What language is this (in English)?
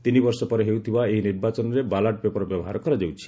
Odia